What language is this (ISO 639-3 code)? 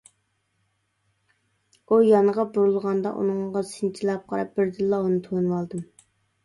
uig